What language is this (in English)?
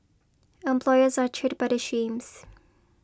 English